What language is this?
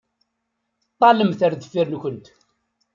Kabyle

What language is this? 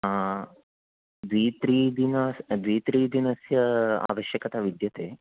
Sanskrit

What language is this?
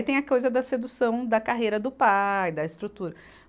Portuguese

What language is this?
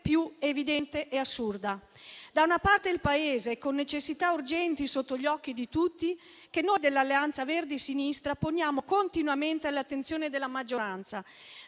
Italian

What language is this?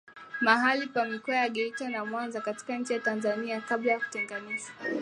Swahili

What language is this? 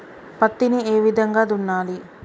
Telugu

